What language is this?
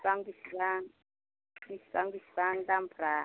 Bodo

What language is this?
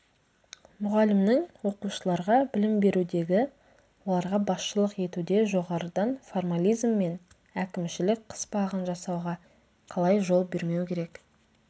Kazakh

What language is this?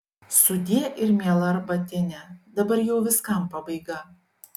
Lithuanian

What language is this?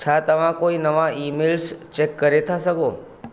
Sindhi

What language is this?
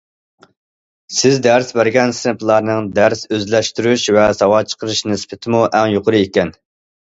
Uyghur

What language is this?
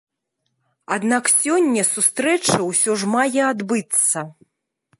Belarusian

